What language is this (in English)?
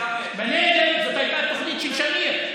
Hebrew